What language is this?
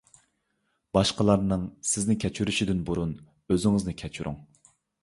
Uyghur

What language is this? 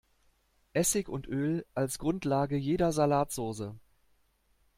German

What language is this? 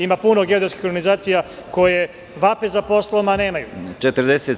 Serbian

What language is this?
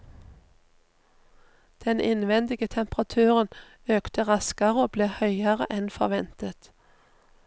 Norwegian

